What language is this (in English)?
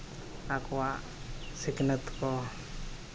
Santali